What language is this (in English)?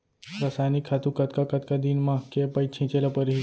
Chhattisgarhi